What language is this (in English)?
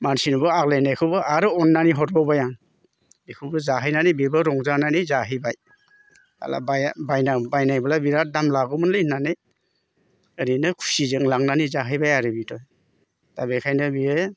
Bodo